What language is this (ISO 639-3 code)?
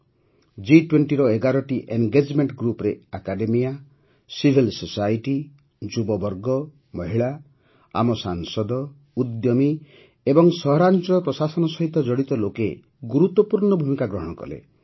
ori